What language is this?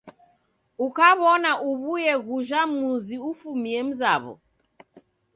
Taita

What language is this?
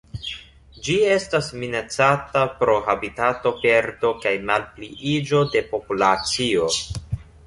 Esperanto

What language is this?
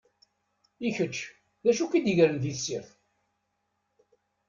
Kabyle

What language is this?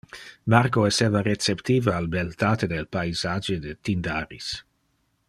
Interlingua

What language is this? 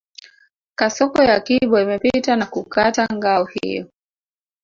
Swahili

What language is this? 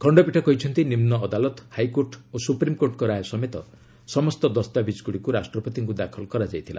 Odia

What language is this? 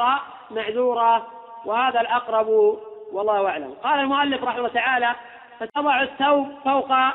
Arabic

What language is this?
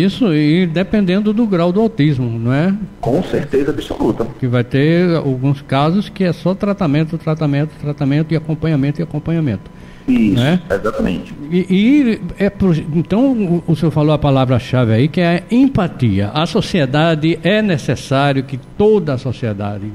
Portuguese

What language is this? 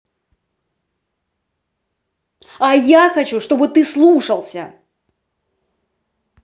Russian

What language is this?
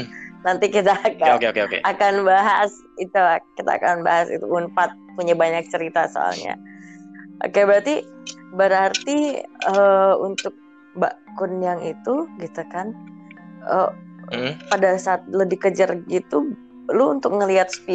Indonesian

